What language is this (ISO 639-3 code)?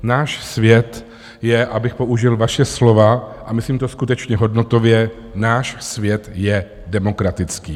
ces